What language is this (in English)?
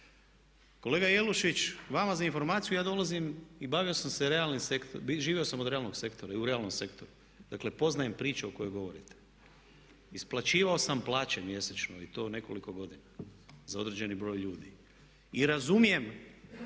Croatian